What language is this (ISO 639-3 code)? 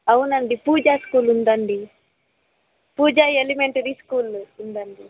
tel